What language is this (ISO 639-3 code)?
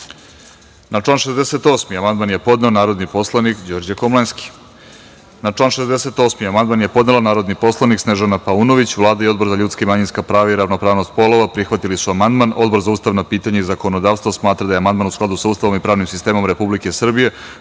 srp